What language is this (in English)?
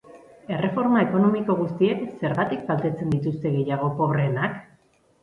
Basque